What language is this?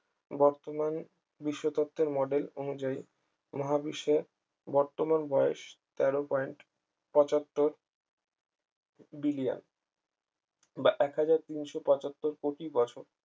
Bangla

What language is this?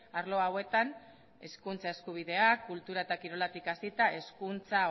Basque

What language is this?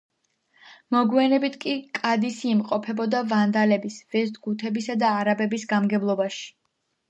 Georgian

